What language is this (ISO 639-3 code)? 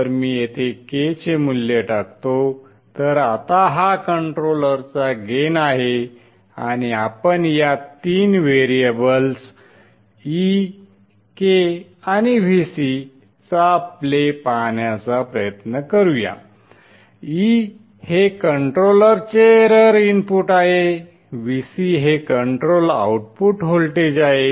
mar